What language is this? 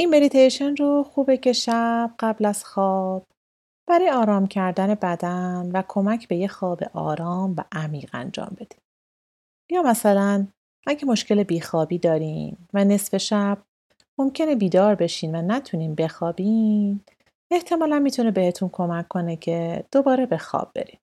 Persian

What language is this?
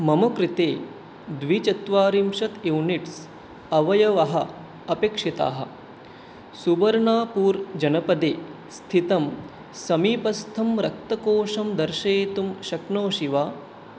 Sanskrit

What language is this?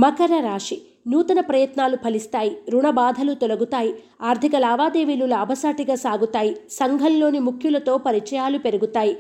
Telugu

